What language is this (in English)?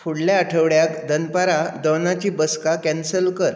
Konkani